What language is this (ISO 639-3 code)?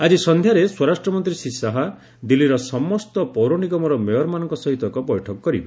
ori